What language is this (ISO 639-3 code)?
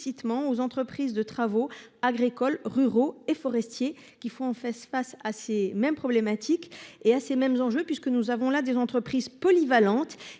fra